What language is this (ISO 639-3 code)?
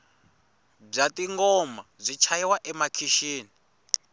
tso